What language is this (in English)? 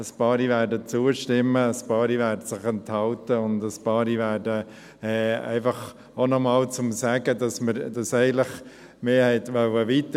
Swiss German